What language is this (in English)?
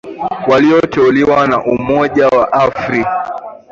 Swahili